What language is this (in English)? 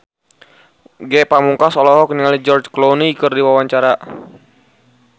Sundanese